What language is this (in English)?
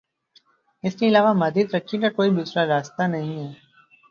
Urdu